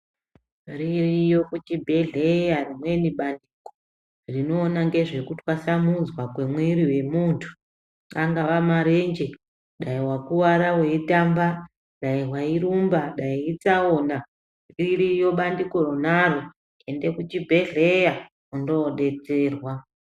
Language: Ndau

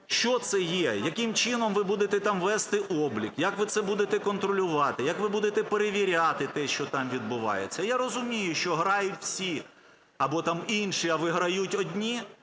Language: Ukrainian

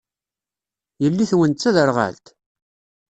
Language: Kabyle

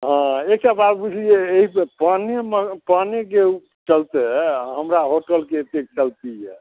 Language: Maithili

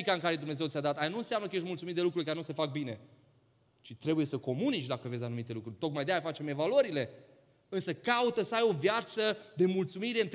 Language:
Romanian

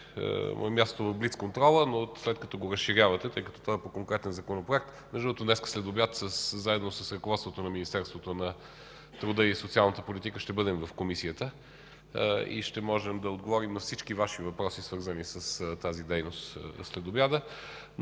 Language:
Bulgarian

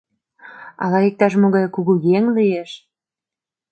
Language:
Mari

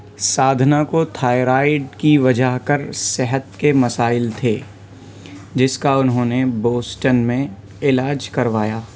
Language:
Urdu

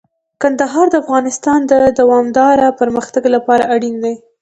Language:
Pashto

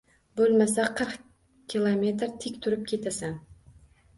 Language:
Uzbek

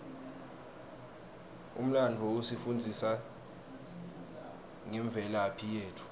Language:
Swati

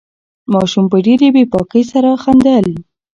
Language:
Pashto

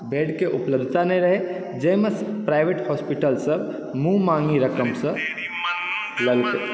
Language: Maithili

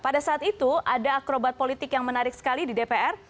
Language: Indonesian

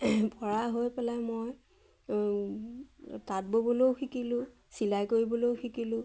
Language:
Assamese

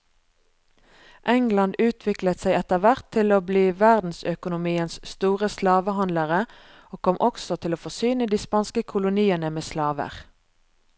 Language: Norwegian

